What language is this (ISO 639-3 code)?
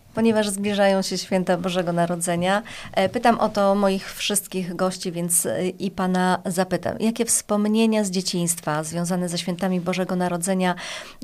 pol